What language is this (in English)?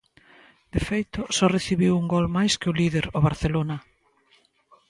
Galician